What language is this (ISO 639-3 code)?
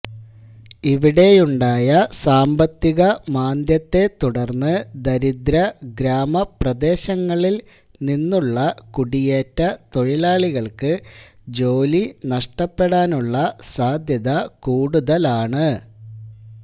mal